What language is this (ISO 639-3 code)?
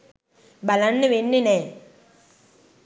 sin